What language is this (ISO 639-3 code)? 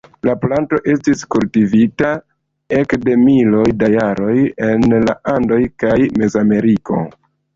epo